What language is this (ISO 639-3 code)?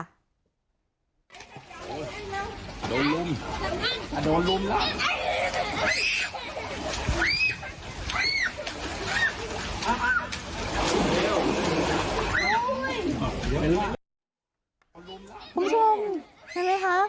tha